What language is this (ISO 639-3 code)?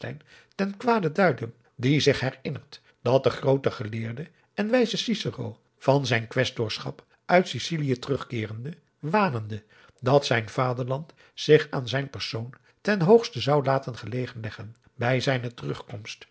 nld